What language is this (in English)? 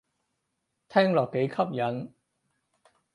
Cantonese